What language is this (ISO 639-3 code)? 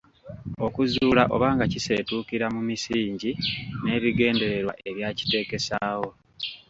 lug